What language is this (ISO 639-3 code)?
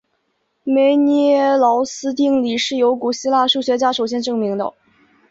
zho